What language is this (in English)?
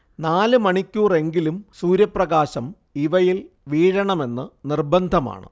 Malayalam